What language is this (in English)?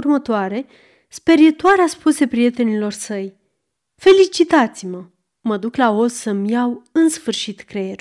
Romanian